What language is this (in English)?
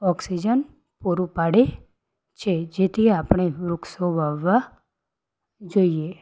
Gujarati